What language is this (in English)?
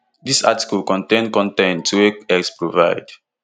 Nigerian Pidgin